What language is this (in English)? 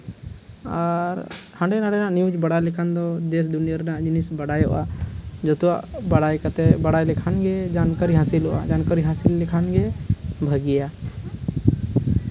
Santali